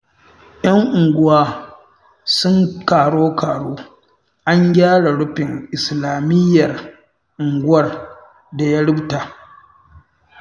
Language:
Hausa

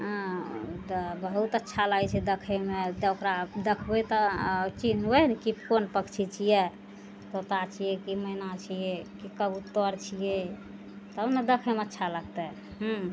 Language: Maithili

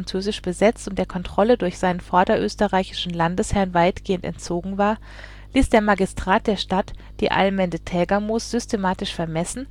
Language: German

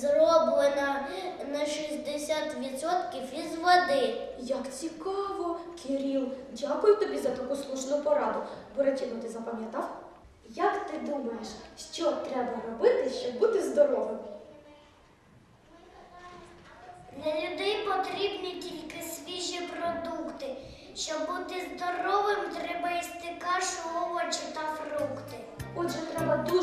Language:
Ukrainian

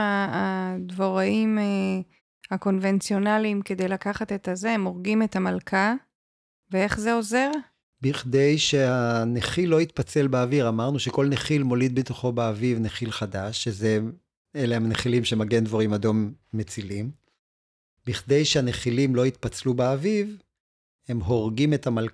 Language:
Hebrew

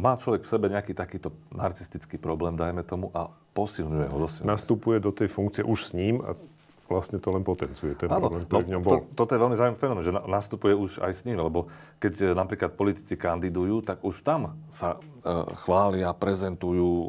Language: Slovak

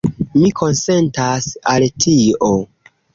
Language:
Esperanto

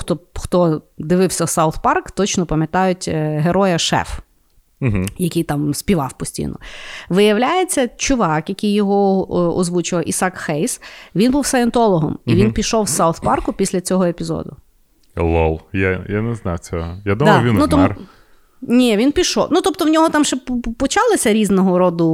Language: Ukrainian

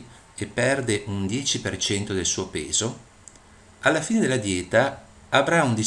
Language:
Italian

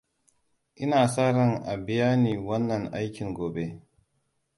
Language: Hausa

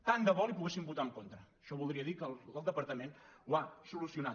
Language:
Catalan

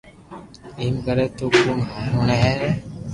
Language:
Loarki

